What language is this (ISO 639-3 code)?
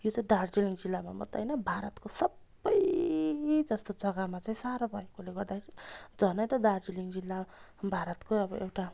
nep